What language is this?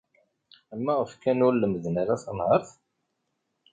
Kabyle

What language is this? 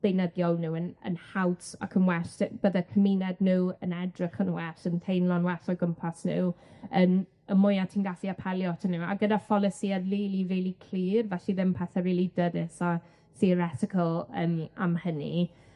Welsh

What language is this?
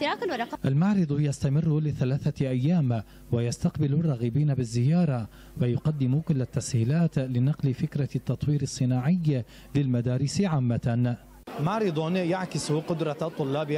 Arabic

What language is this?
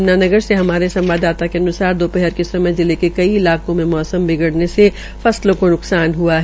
Hindi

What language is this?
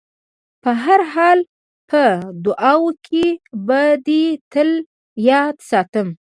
Pashto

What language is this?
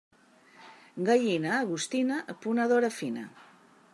Catalan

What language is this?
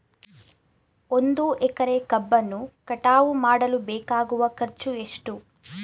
Kannada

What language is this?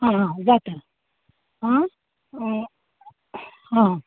Konkani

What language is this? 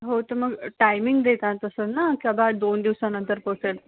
Marathi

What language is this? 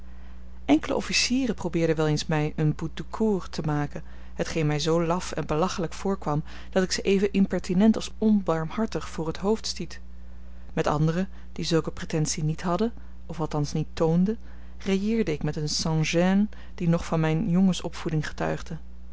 Dutch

